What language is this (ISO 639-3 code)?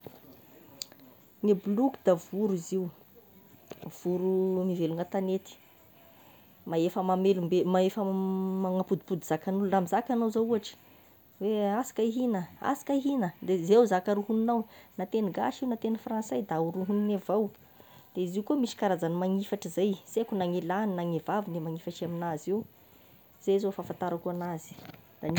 tkg